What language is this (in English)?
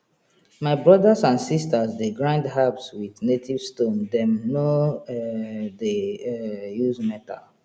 Nigerian Pidgin